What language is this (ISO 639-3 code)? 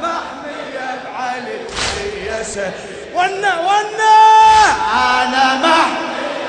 ara